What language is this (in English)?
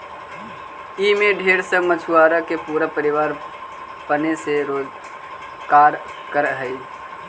Magahi